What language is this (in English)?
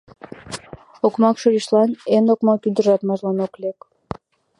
Mari